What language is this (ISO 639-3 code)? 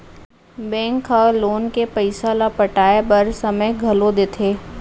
hne